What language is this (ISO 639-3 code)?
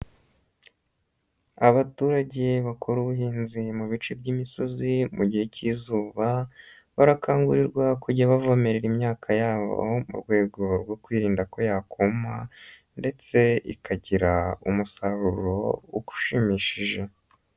kin